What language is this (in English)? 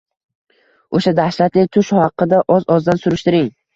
Uzbek